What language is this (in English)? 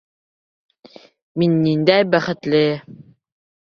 Bashkir